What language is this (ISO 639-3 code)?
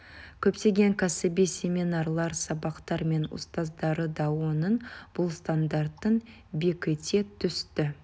kaz